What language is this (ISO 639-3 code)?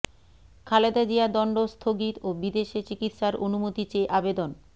ben